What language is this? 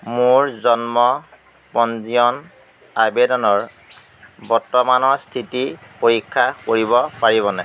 Assamese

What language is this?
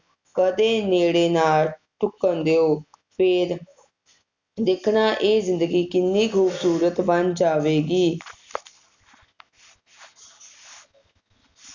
Punjabi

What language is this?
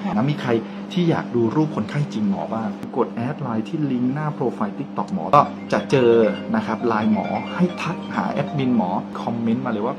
Thai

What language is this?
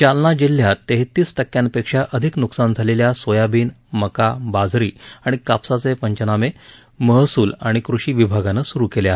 Marathi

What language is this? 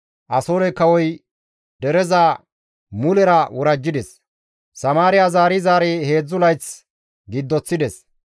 Gamo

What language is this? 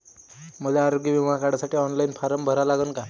Marathi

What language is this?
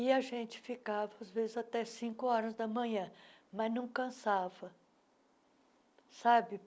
Portuguese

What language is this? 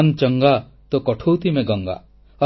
Odia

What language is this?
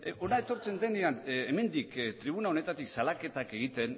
Basque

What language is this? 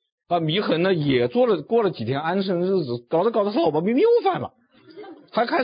Chinese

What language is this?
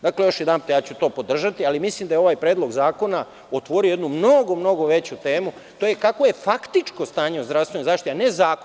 Serbian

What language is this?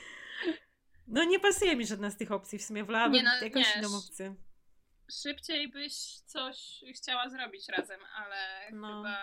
Polish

